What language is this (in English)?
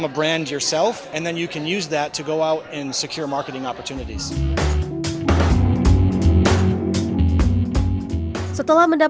Indonesian